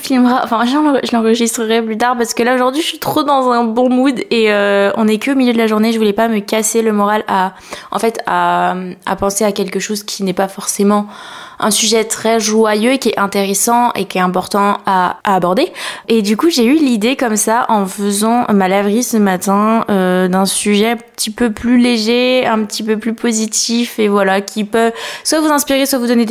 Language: French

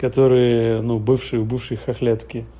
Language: Russian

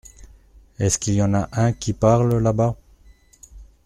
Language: French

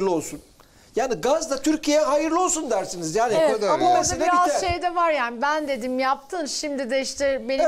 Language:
Turkish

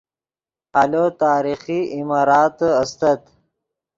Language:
Yidgha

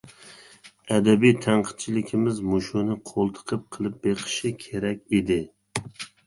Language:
Uyghur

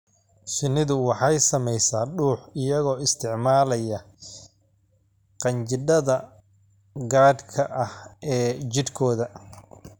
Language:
Somali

